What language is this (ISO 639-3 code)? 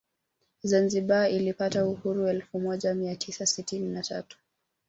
swa